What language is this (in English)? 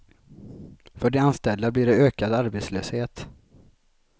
Swedish